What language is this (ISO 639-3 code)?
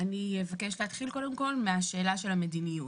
heb